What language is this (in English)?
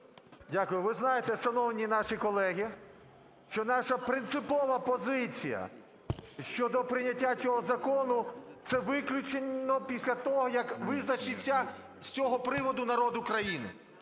Ukrainian